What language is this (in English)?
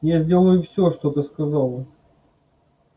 Russian